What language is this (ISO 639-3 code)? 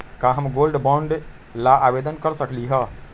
mag